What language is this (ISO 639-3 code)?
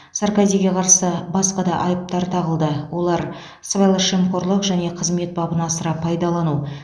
kaz